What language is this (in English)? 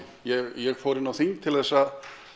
Icelandic